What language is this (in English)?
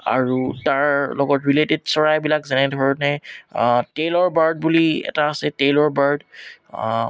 Assamese